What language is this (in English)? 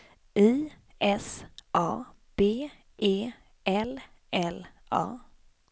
Swedish